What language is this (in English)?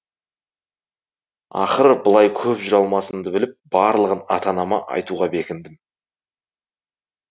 Kazakh